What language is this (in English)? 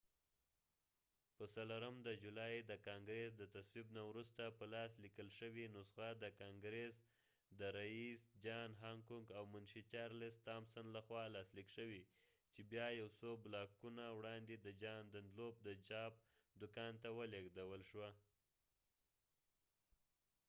Pashto